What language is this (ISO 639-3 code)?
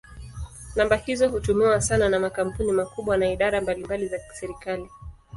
swa